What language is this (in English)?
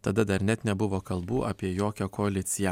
Lithuanian